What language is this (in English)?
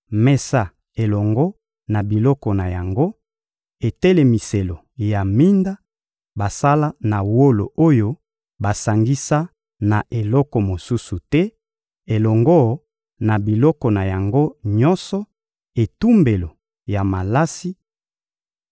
Lingala